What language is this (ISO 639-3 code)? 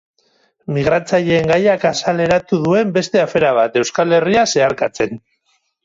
eus